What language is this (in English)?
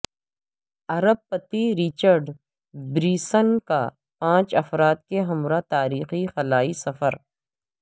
Urdu